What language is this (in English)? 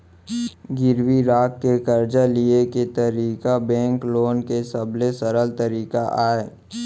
Chhattisgarhi